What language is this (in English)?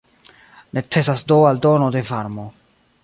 Esperanto